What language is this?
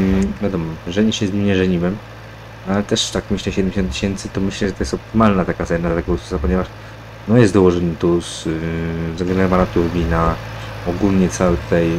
Polish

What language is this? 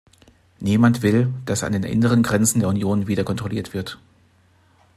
German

